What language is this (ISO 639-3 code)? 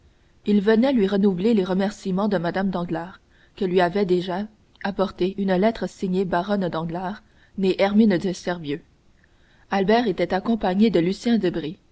fra